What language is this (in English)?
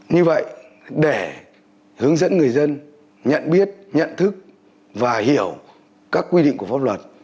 Vietnamese